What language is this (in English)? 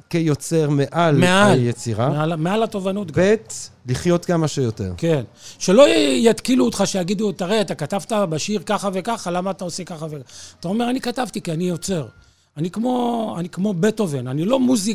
Hebrew